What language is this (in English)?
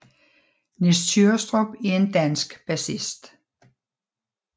Danish